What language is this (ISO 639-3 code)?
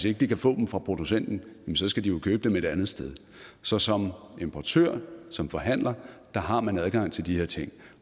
dan